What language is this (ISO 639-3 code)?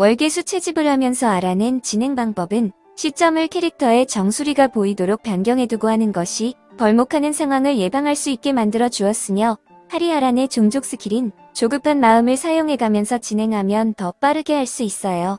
kor